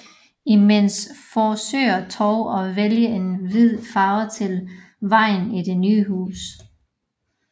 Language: Danish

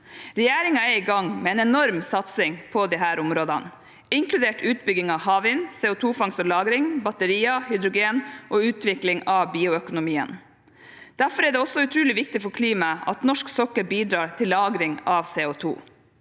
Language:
Norwegian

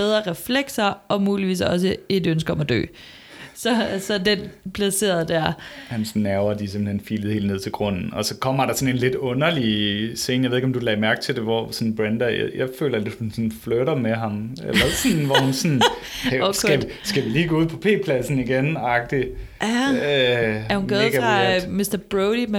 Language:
Danish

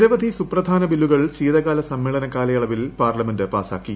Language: Malayalam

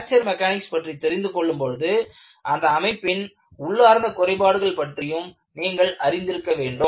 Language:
Tamil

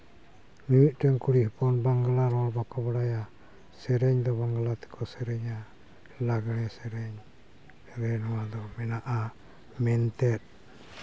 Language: Santali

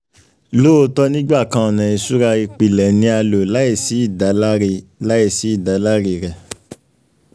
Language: Yoruba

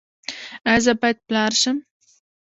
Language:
Pashto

